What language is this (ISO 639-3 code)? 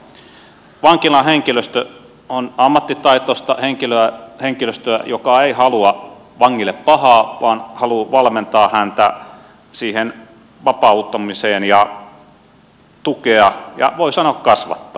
fin